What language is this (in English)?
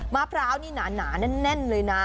Thai